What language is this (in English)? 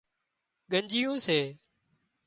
Wadiyara Koli